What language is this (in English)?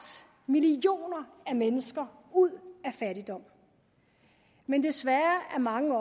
Danish